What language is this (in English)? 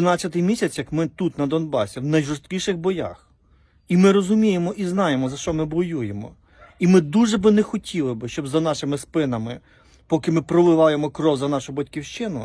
Ukrainian